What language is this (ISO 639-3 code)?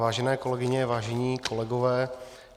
ces